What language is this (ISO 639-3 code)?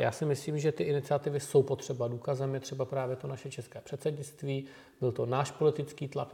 ces